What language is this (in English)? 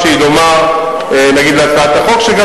Hebrew